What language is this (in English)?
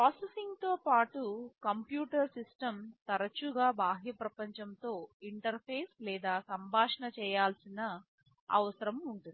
Telugu